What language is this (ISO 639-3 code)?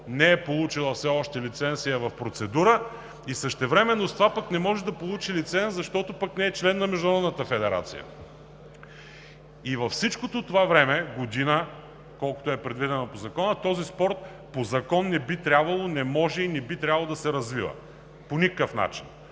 bul